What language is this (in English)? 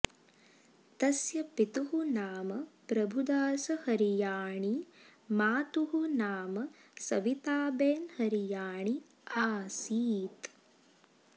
Sanskrit